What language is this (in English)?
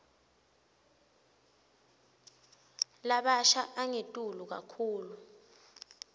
Swati